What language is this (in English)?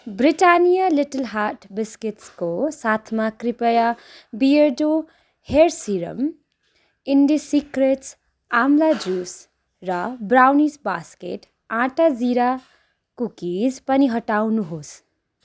Nepali